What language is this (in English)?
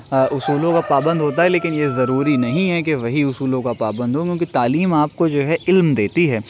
Urdu